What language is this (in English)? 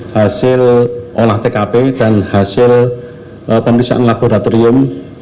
Indonesian